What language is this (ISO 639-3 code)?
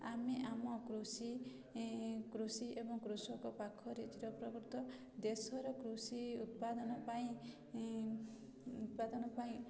ori